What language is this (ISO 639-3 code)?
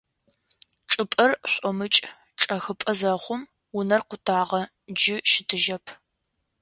ady